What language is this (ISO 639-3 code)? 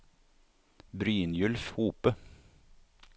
nor